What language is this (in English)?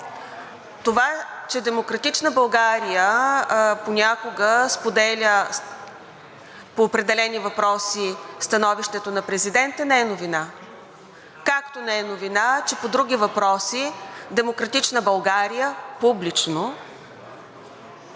Bulgarian